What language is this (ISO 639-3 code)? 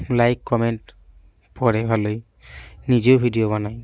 ben